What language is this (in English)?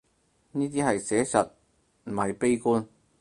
Cantonese